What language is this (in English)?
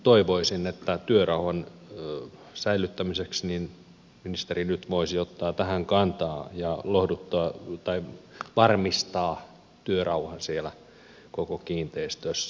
Finnish